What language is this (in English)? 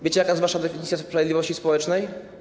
Polish